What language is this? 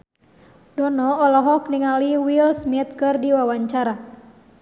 Sundanese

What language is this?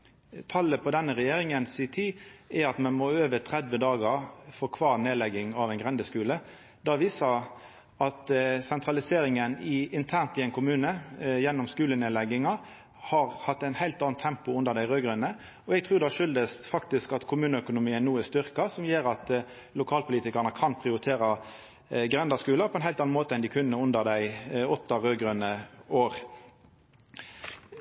Norwegian Nynorsk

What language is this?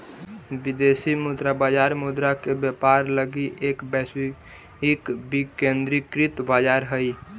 Magahi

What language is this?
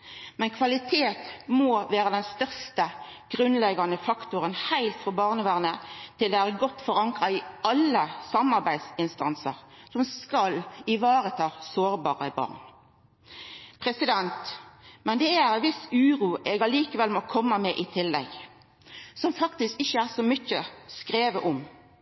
Norwegian Nynorsk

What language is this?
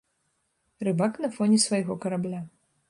Belarusian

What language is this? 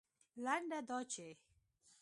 Pashto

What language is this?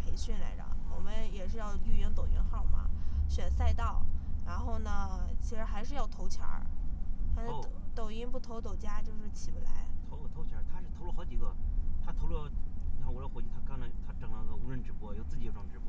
Chinese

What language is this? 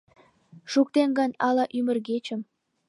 Mari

